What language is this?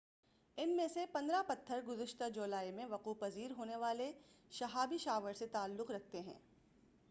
Urdu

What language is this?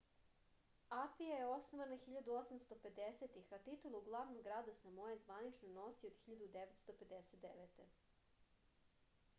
Serbian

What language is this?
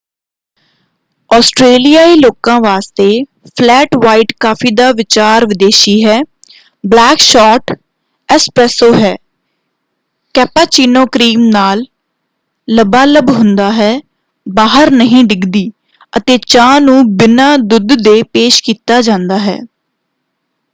Punjabi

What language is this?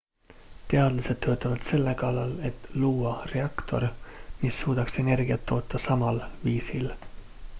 Estonian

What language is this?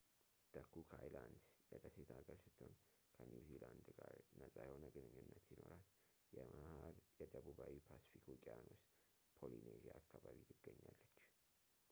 Amharic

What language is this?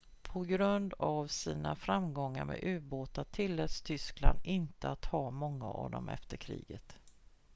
Swedish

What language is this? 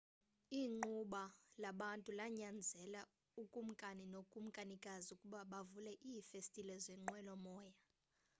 Xhosa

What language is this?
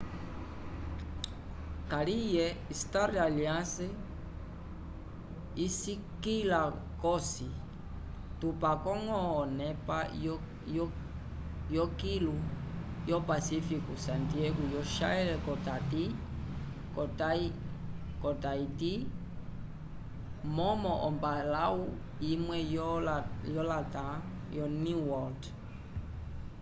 Umbundu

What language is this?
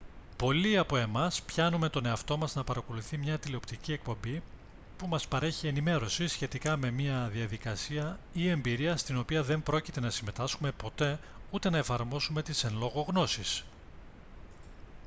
Greek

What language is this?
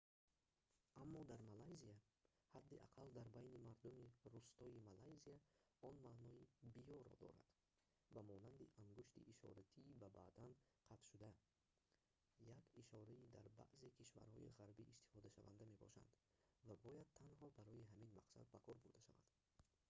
Tajik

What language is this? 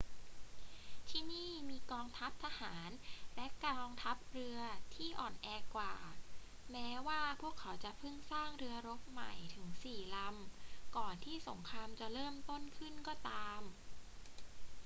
Thai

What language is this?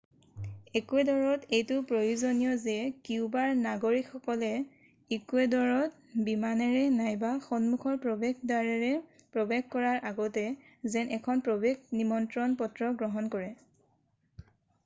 Assamese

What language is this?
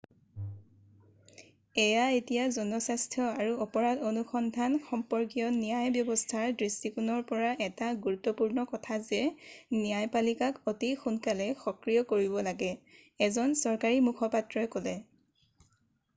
Assamese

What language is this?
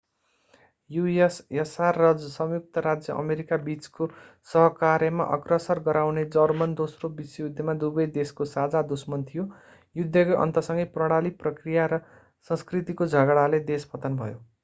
Nepali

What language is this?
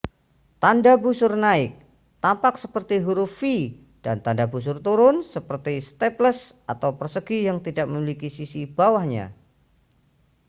Indonesian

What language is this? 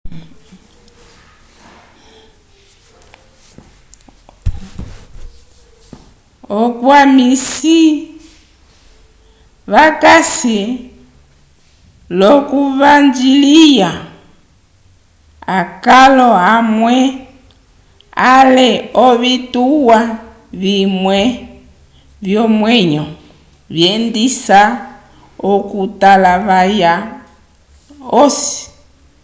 Umbundu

